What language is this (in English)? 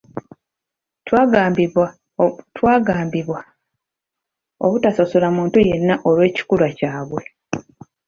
Ganda